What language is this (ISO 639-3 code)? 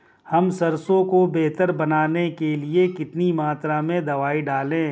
hin